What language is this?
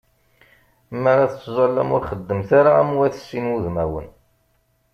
Kabyle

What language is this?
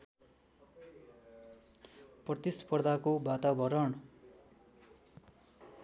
Nepali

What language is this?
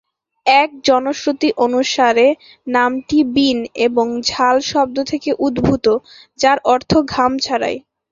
Bangla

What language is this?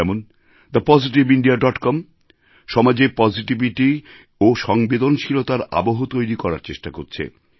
Bangla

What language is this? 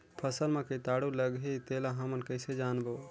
Chhattisgarhi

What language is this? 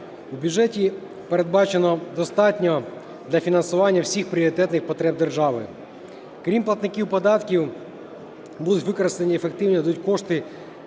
Ukrainian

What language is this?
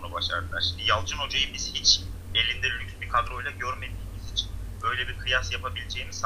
Turkish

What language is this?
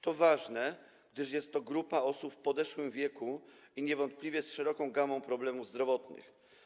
Polish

